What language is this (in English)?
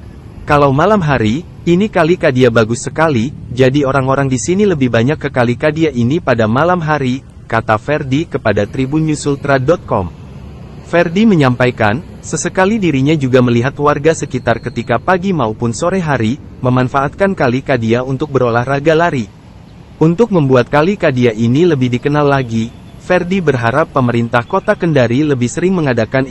Indonesian